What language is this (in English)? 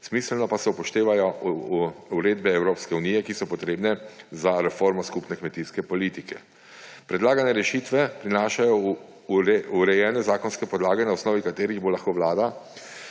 Slovenian